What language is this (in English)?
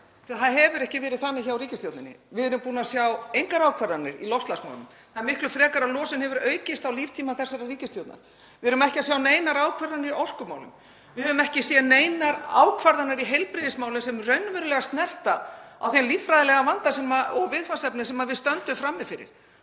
Icelandic